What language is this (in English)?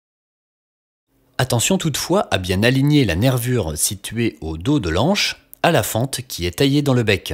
French